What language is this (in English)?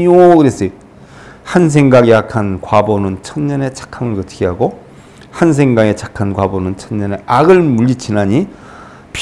Korean